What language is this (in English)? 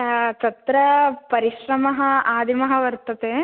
Sanskrit